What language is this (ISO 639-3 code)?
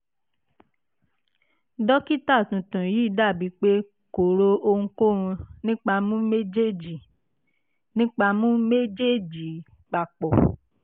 yor